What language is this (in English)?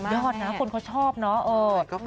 Thai